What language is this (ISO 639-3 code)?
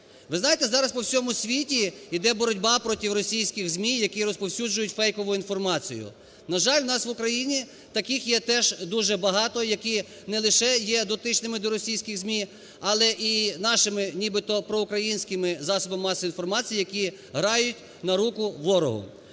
ukr